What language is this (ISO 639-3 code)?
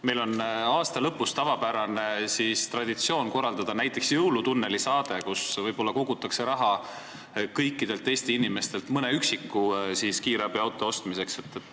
est